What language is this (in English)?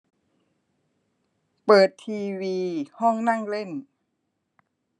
Thai